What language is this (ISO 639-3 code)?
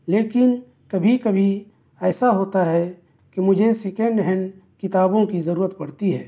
urd